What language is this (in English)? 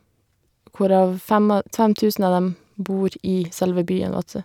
Norwegian